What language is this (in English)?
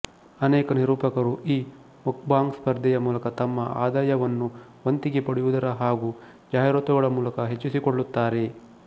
Kannada